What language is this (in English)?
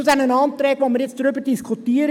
Swiss German